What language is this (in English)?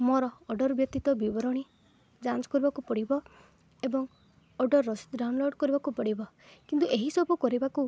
Odia